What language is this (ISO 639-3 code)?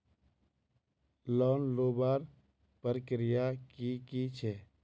mag